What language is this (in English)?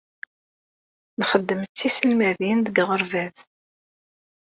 Kabyle